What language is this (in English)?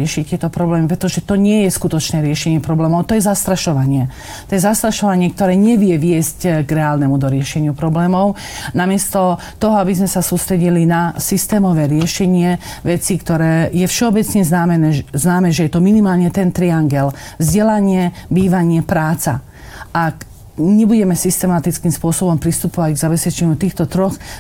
Slovak